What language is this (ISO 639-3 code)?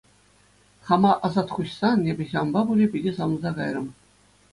chv